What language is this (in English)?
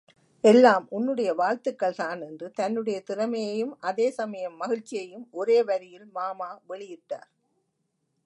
Tamil